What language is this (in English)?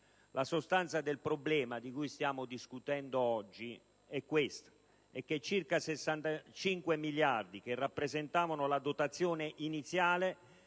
Italian